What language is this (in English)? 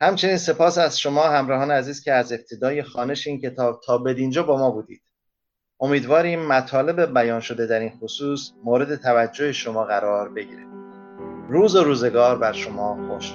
Persian